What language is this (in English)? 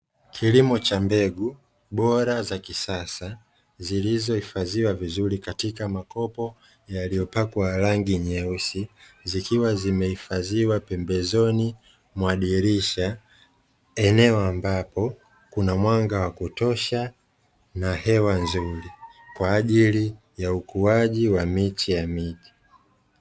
Swahili